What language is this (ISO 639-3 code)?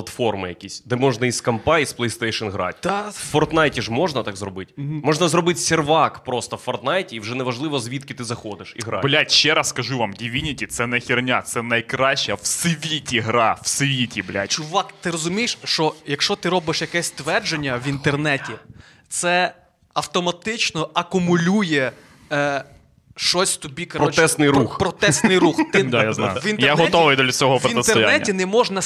ukr